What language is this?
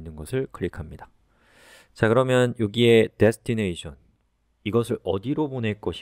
Korean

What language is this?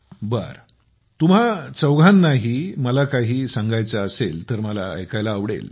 Marathi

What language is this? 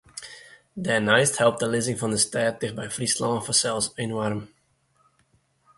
Western Frisian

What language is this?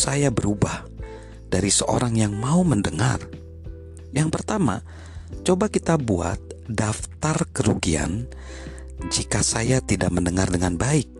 Indonesian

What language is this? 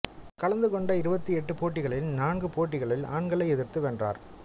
Tamil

